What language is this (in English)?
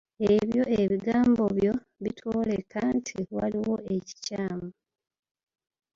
Ganda